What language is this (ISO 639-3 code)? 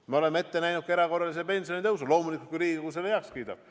est